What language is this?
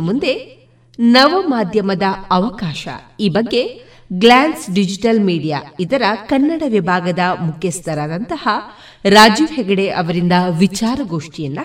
Kannada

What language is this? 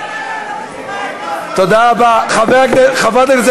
Hebrew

